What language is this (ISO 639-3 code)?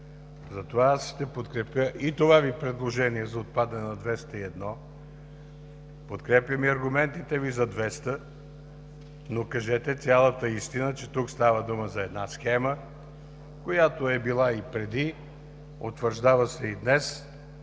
bul